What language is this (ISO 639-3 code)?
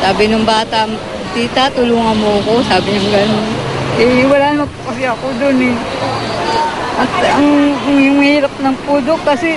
fil